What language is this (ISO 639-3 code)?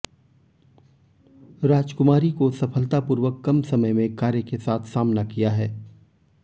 hin